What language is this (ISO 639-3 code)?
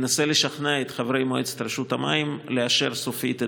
heb